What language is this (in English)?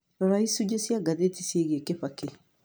Kikuyu